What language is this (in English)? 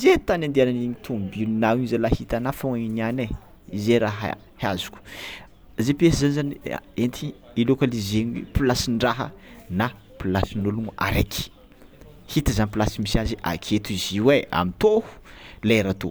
Tsimihety Malagasy